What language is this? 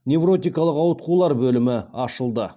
Kazakh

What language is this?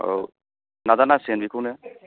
Bodo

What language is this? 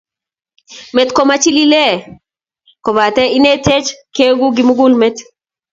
Kalenjin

